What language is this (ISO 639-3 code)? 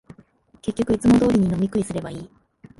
jpn